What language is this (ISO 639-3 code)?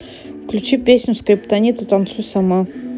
rus